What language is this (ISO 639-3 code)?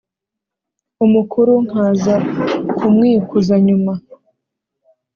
kin